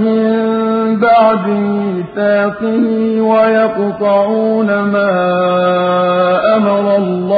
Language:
Arabic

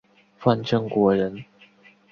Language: Chinese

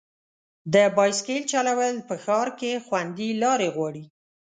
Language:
Pashto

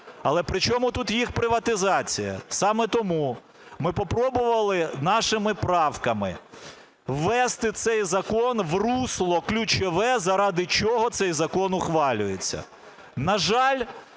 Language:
Ukrainian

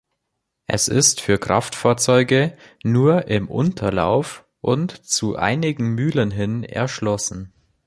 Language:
German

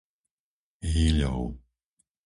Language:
Slovak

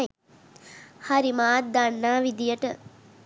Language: Sinhala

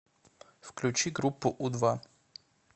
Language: Russian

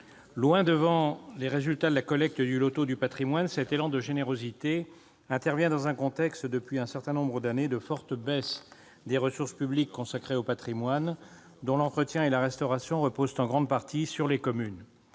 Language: French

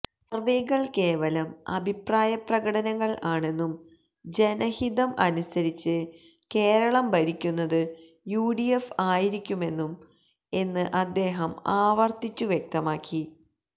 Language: Malayalam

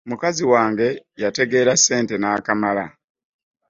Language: Ganda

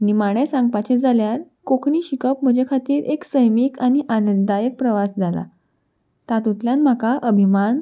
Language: Konkani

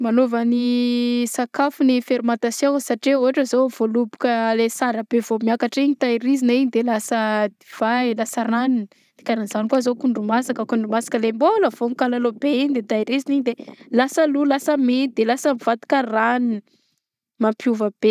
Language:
Southern Betsimisaraka Malagasy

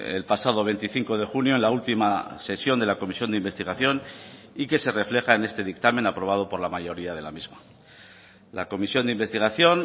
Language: Spanish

